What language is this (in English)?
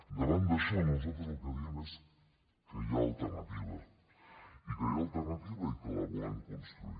Catalan